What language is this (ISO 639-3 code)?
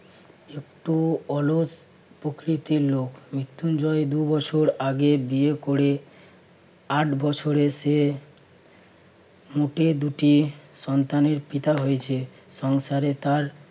ben